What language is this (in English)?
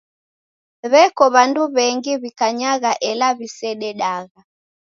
Taita